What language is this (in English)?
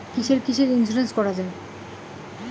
Bangla